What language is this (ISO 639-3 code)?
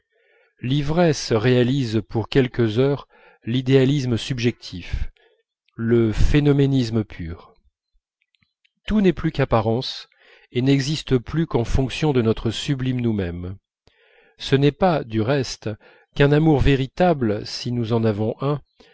fra